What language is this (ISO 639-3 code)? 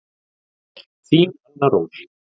isl